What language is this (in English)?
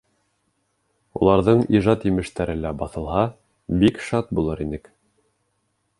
Bashkir